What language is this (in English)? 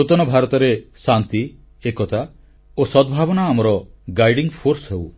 Odia